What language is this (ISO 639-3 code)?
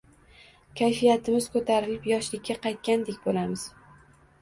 uzb